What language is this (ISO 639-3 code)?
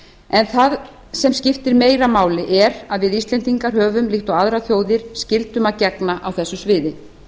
isl